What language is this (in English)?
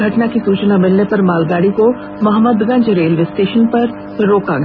Hindi